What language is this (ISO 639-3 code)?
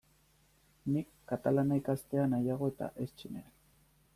eus